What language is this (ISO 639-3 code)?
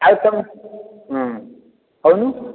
ori